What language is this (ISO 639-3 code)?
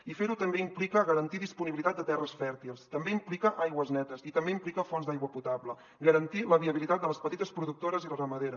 cat